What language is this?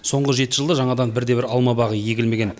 Kazakh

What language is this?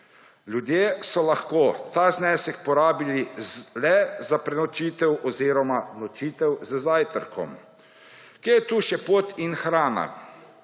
Slovenian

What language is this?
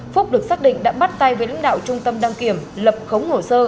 Vietnamese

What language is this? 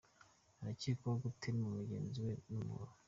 Kinyarwanda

